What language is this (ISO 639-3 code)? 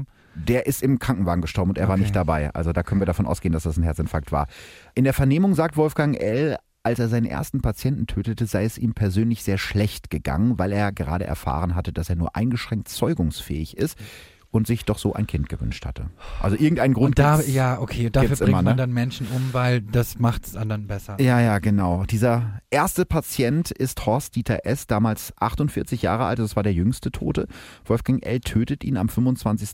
deu